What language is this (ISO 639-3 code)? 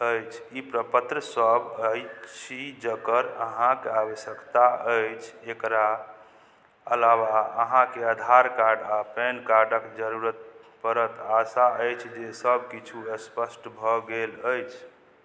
mai